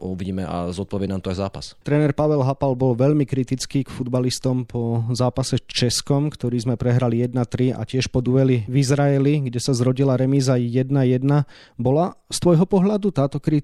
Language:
Slovak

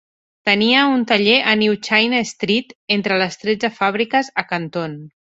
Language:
Catalan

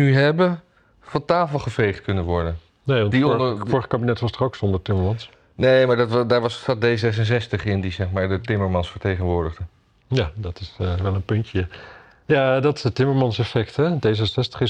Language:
Dutch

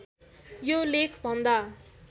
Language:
Nepali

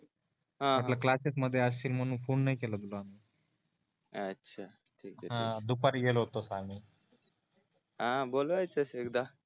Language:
Marathi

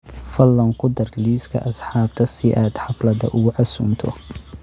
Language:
Somali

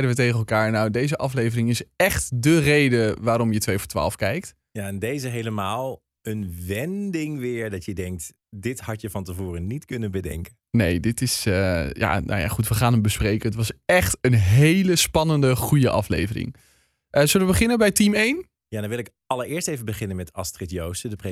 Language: Dutch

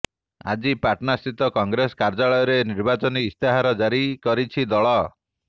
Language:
Odia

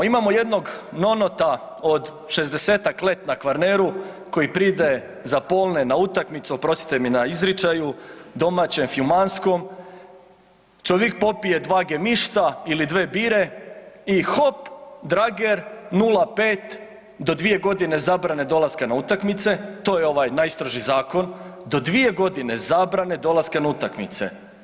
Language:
Croatian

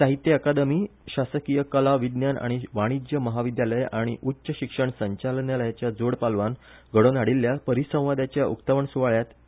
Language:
Konkani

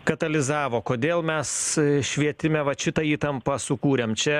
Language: Lithuanian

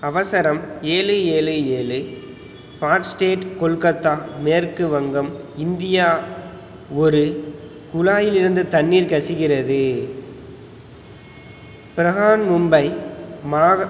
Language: Tamil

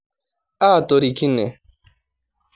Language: Masai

